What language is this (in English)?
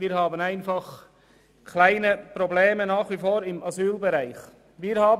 Swiss German